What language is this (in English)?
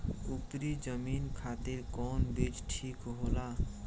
Bhojpuri